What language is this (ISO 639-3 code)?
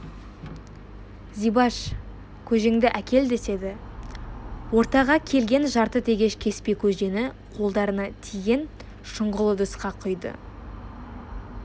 kaz